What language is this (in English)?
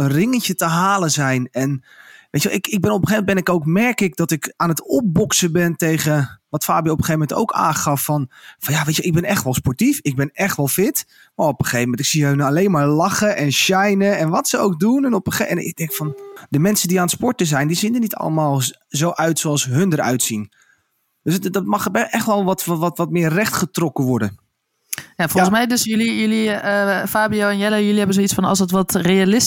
Dutch